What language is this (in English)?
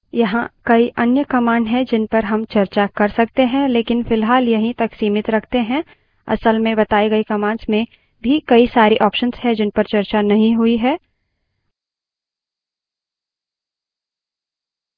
Hindi